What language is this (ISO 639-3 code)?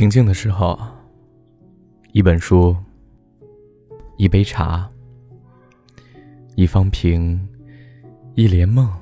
zho